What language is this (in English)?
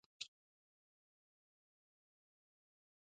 Pashto